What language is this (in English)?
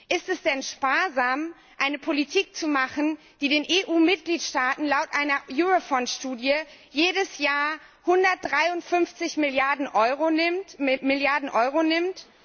German